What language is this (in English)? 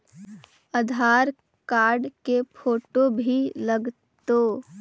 Magahi